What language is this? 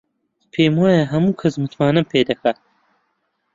Central Kurdish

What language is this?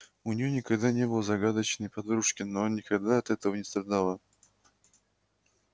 Russian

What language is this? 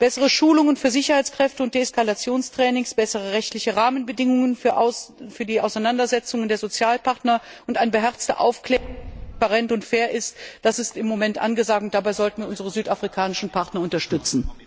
German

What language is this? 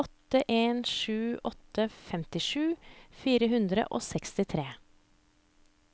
Norwegian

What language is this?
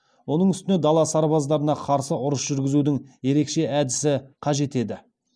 Kazakh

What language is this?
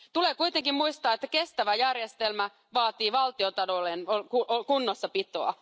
Finnish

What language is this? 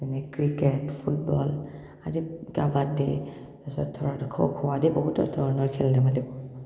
Assamese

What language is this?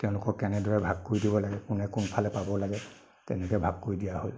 Assamese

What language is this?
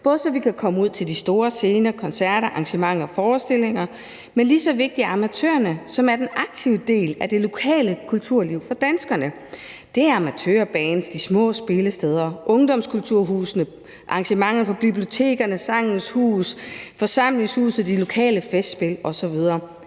Danish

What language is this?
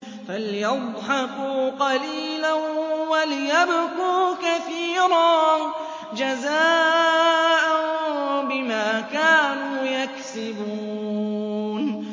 Arabic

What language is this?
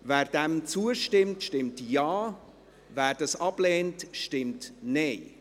Swiss German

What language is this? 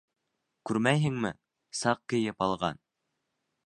Bashkir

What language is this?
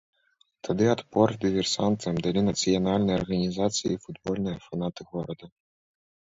Belarusian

